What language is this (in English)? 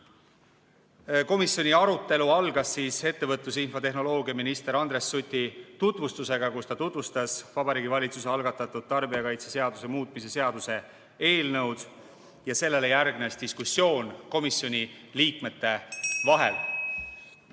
Estonian